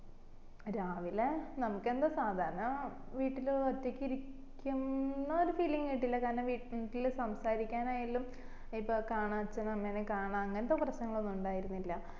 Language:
Malayalam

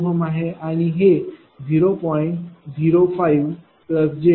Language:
Marathi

